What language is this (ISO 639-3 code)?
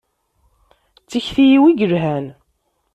kab